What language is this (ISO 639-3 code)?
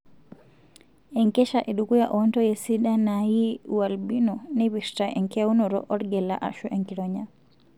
mas